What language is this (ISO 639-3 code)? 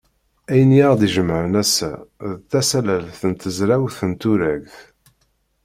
kab